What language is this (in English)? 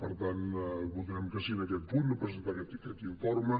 Catalan